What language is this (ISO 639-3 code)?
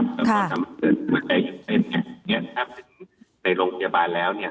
tha